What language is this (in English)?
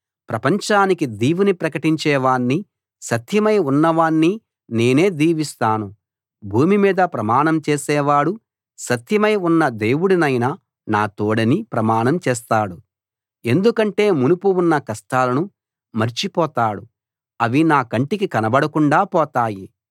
Telugu